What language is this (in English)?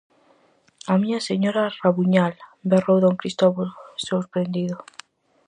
Galician